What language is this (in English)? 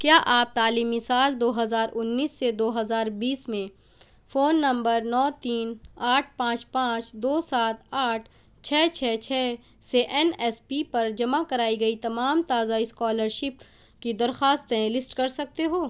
Urdu